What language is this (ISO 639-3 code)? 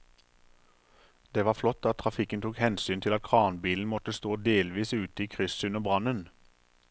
nor